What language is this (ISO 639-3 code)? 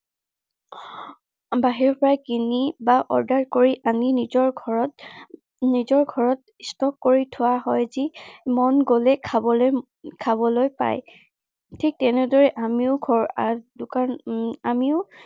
asm